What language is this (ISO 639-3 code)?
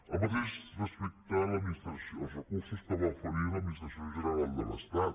cat